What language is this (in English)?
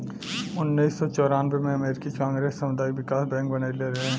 Bhojpuri